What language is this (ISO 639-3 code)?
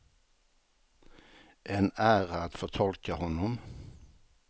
swe